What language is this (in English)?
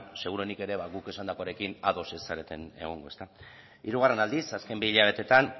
Basque